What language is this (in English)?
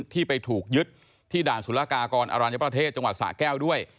Thai